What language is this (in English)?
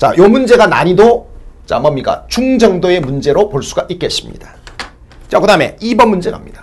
Korean